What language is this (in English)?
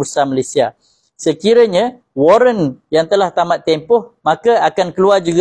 Malay